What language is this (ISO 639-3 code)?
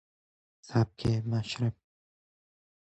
fas